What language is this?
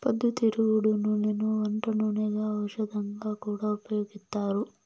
Telugu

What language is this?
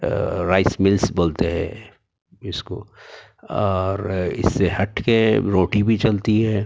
Urdu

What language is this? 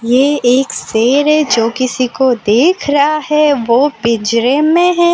Hindi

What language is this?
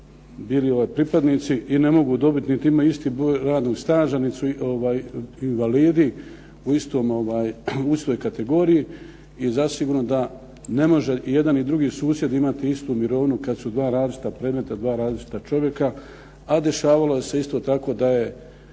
Croatian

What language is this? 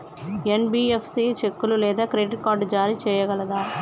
Telugu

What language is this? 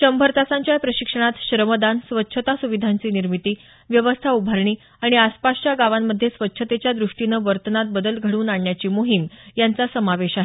Marathi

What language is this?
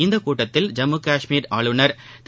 Tamil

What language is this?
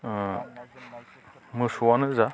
Bodo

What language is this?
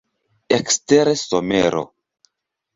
Esperanto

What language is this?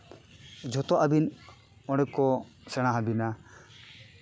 Santali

